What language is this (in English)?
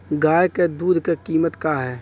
Bhojpuri